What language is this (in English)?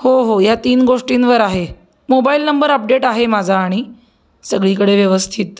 Marathi